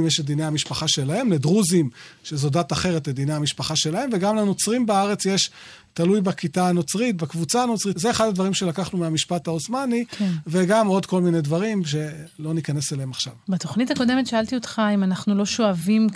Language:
Hebrew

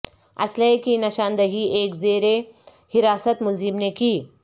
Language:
Urdu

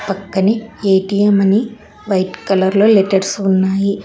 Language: Telugu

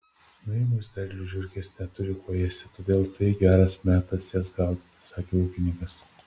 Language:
Lithuanian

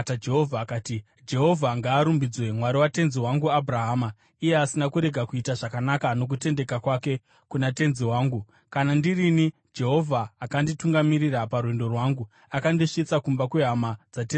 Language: Shona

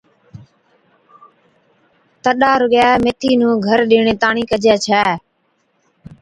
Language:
Od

